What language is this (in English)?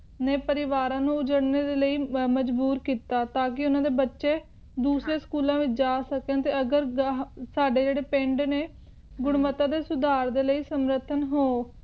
Punjabi